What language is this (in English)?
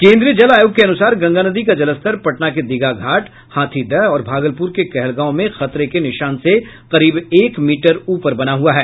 Hindi